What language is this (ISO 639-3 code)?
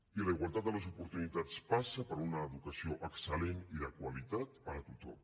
cat